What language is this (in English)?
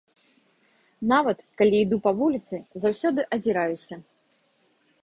Belarusian